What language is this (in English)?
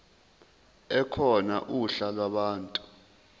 Zulu